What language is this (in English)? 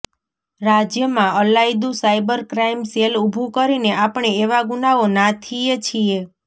Gujarati